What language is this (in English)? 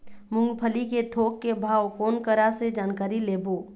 Chhattisgarhi